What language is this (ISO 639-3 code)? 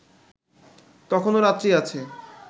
ben